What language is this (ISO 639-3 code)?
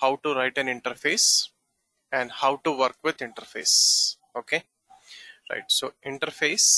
eng